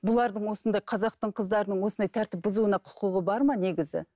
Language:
Kazakh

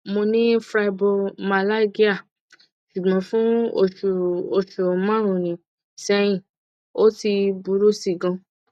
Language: Yoruba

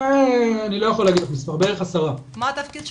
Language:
Hebrew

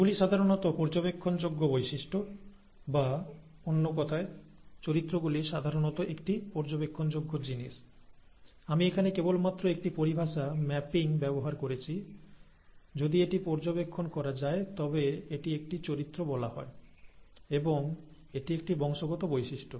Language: Bangla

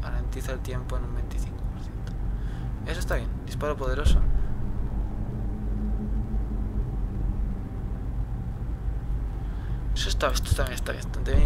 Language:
Spanish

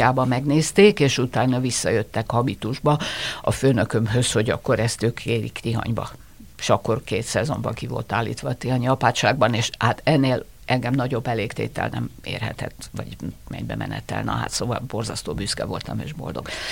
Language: Hungarian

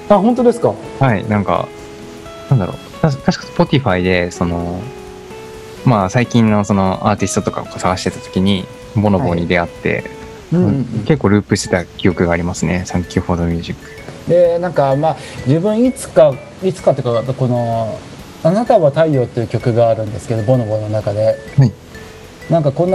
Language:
Japanese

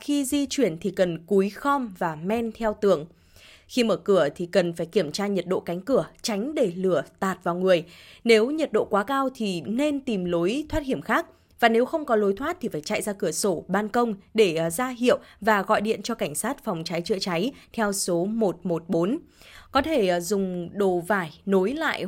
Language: Vietnamese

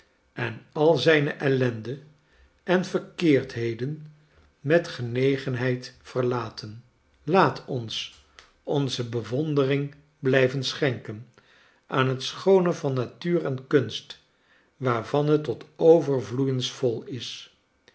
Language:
Dutch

